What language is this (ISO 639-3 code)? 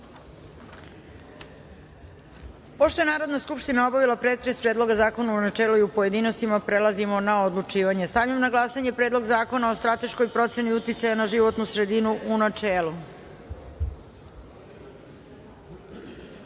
srp